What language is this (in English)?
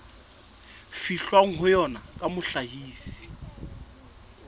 Southern Sotho